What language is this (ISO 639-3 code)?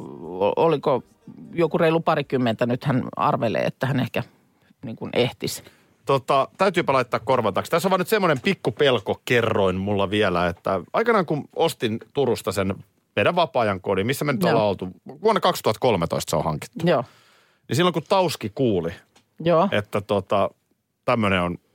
fin